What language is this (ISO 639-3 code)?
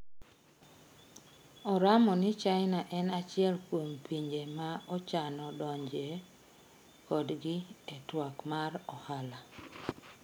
luo